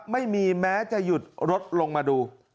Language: Thai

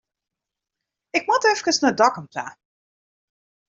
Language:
Western Frisian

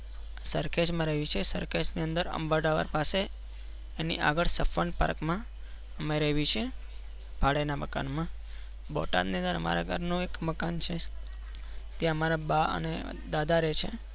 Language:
Gujarati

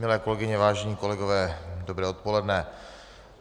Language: Czech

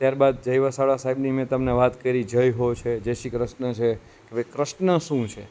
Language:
Gujarati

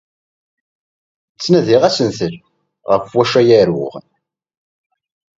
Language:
Kabyle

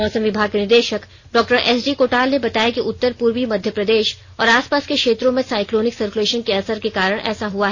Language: Hindi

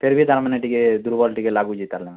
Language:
Odia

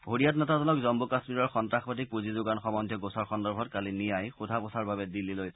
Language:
Assamese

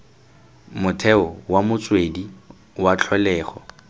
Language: Tswana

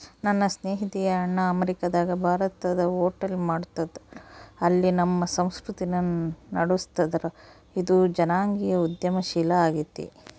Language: Kannada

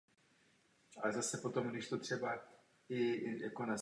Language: Czech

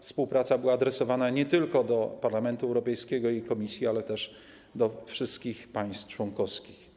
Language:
Polish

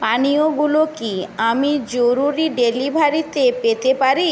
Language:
Bangla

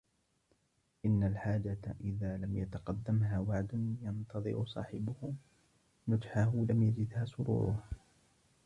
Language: Arabic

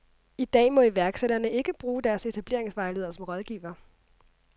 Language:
Danish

